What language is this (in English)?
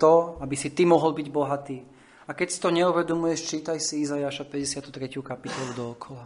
Slovak